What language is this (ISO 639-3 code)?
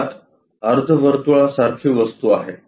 mar